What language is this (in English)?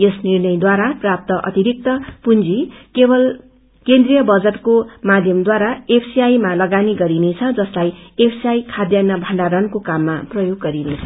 Nepali